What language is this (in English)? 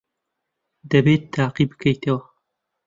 Central Kurdish